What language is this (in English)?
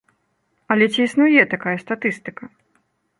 Belarusian